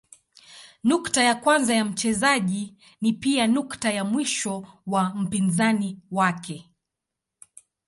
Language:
Swahili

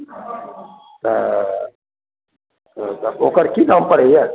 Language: Maithili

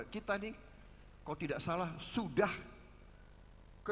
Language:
Indonesian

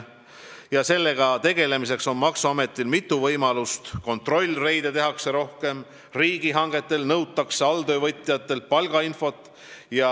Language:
Estonian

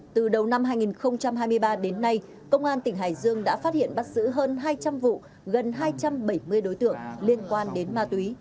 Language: Vietnamese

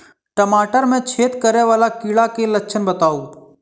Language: Maithili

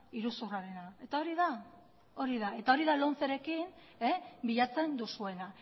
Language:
Basque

